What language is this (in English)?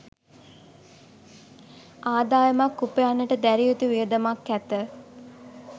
Sinhala